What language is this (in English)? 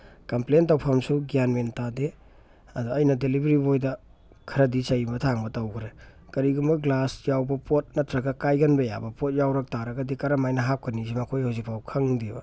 Manipuri